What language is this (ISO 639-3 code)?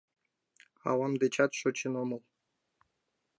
chm